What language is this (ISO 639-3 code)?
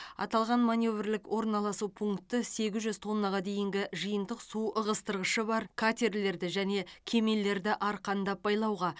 kaz